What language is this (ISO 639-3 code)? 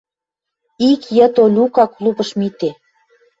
mrj